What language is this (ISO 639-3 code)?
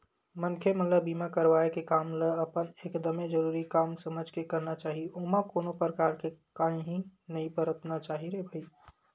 hne